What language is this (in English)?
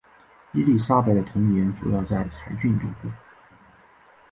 Chinese